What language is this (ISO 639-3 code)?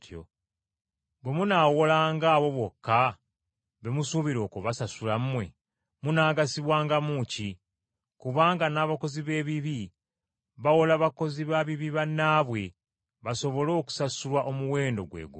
lug